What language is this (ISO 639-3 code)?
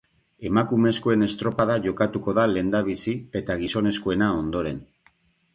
eus